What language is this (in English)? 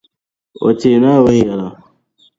Dagbani